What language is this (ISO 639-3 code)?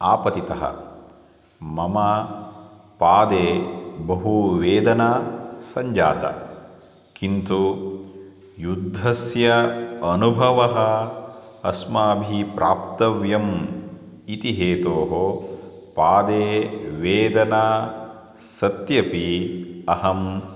san